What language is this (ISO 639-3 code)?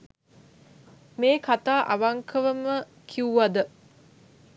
sin